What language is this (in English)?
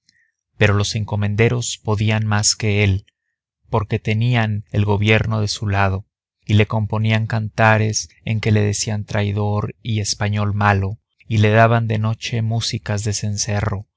Spanish